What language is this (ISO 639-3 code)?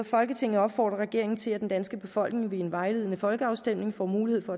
dan